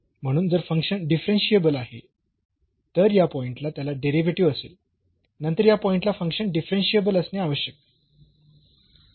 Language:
Marathi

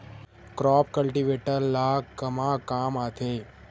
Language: Chhattisgarhi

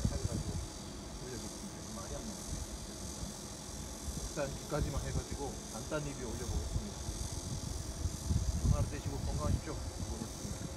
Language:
Korean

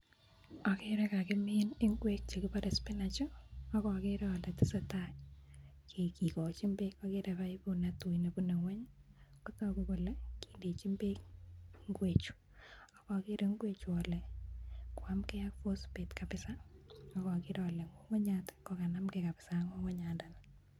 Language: Kalenjin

